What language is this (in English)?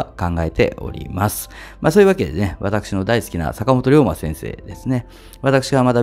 Japanese